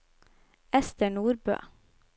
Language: Norwegian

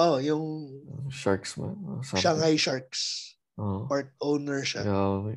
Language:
Filipino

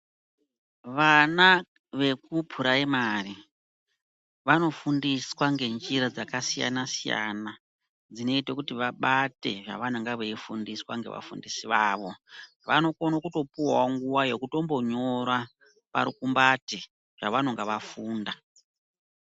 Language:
Ndau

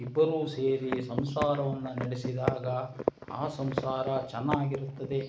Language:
Kannada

